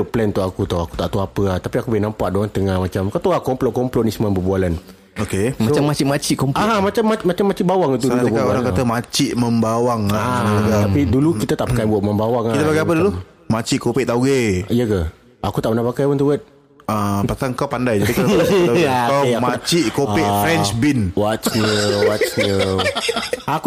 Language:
Malay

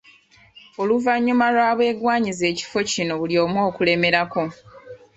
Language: Ganda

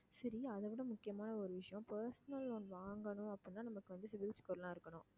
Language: Tamil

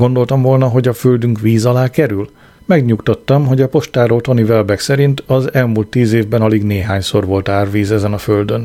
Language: Hungarian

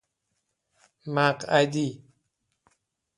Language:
Persian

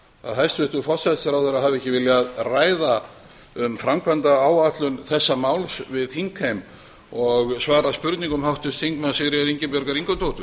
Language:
Icelandic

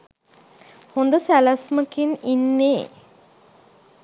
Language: Sinhala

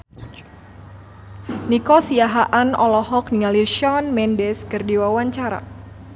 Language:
Sundanese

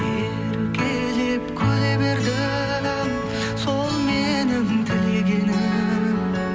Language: Kazakh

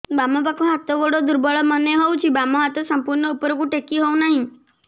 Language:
Odia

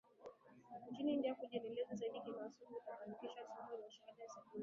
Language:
Swahili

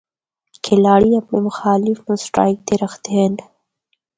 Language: Northern Hindko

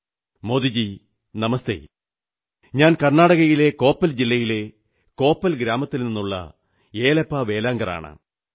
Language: Malayalam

